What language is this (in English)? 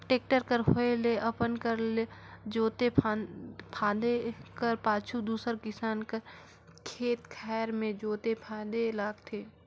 Chhattisgarhi